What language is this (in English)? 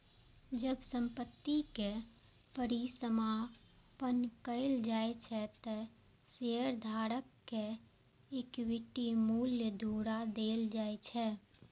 Maithili